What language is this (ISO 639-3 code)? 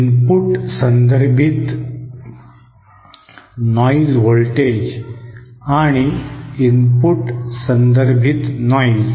mar